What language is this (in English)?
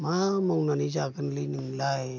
Bodo